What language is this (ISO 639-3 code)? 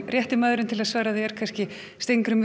isl